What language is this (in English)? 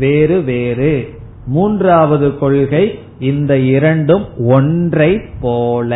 Tamil